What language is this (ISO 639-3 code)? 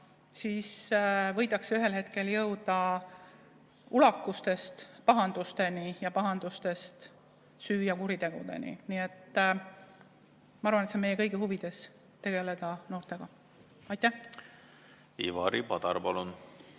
est